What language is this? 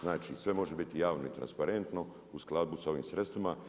Croatian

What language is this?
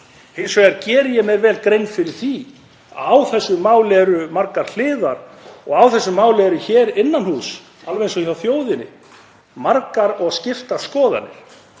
Icelandic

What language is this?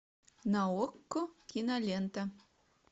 Russian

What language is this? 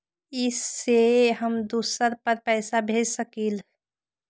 Magahi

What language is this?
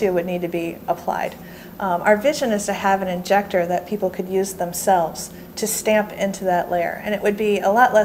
English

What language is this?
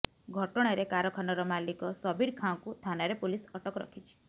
Odia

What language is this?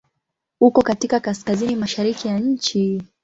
Swahili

